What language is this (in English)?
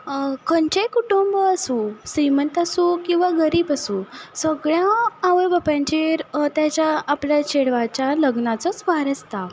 Konkani